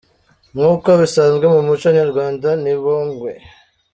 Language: Kinyarwanda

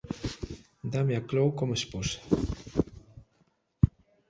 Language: Galician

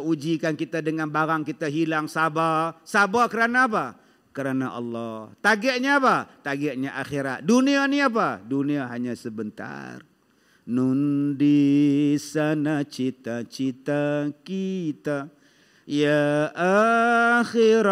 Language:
Malay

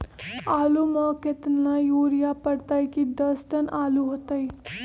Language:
Magahi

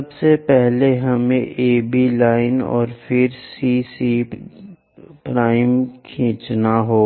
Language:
Hindi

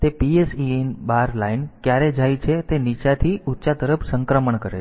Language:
Gujarati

